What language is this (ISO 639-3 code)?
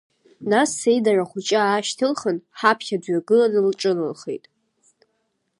abk